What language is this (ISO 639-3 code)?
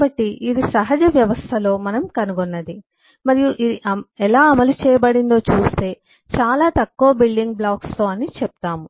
tel